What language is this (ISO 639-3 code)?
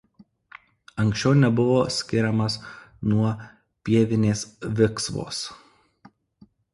lit